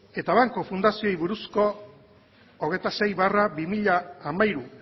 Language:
Basque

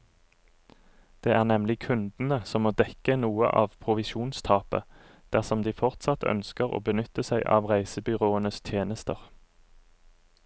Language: Norwegian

